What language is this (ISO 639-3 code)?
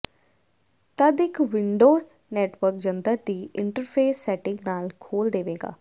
pan